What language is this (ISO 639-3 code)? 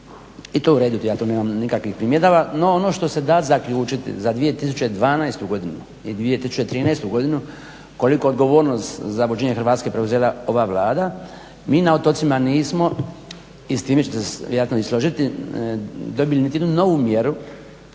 hrv